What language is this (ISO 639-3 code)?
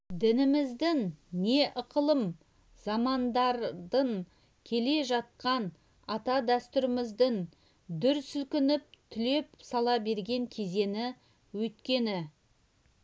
kaz